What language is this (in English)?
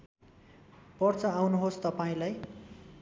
Nepali